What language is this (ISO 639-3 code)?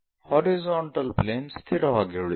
kan